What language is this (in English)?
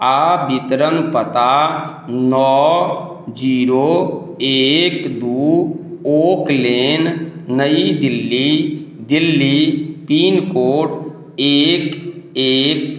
Maithili